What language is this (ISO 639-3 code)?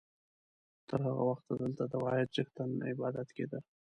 pus